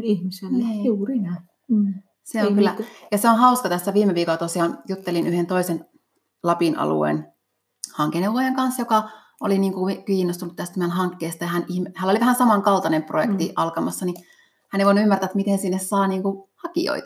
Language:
Finnish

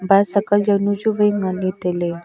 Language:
Wancho Naga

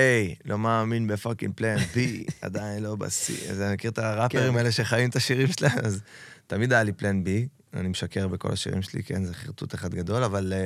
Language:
Hebrew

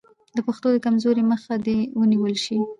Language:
Pashto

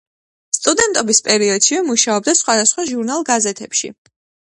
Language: Georgian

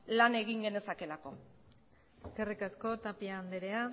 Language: Basque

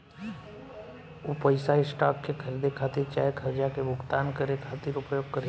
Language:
Bhojpuri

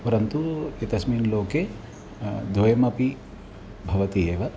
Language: Sanskrit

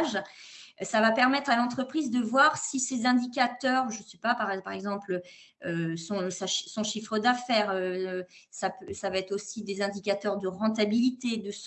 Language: French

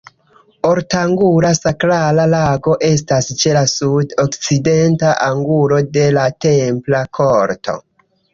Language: Esperanto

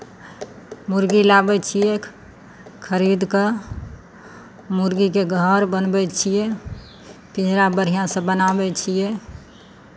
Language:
Maithili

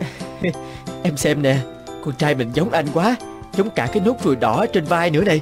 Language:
Vietnamese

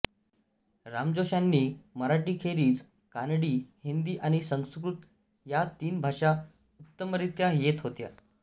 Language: Marathi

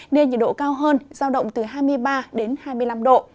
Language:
Vietnamese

